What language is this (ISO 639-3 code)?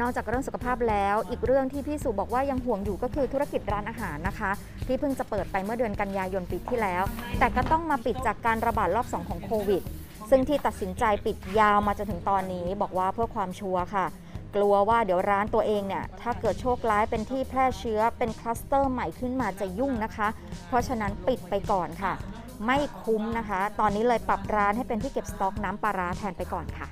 tha